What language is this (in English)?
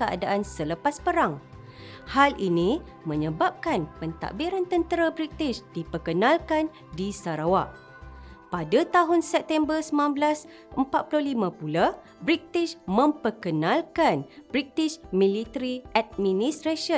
Malay